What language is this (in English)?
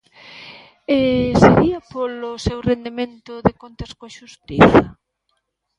Galician